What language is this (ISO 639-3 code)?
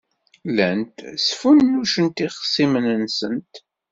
kab